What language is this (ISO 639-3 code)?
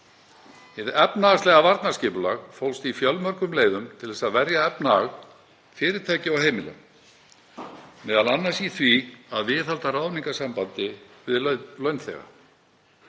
isl